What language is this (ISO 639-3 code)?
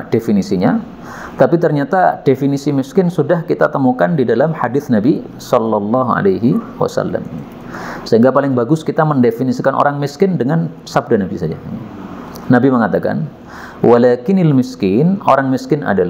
ind